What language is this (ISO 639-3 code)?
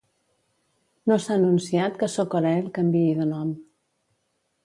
cat